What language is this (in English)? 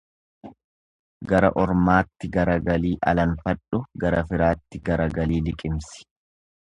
Oromo